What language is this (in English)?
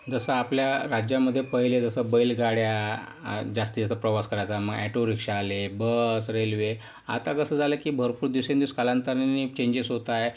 Marathi